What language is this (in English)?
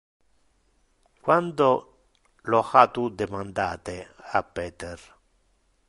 Interlingua